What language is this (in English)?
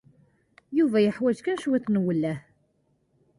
Kabyle